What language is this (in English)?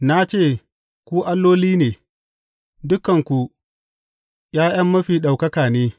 Hausa